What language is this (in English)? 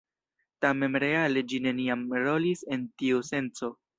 Esperanto